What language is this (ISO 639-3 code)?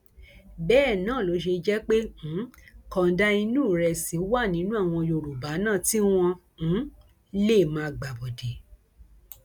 yor